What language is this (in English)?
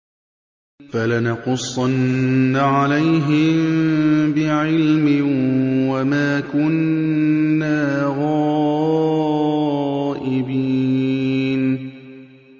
Arabic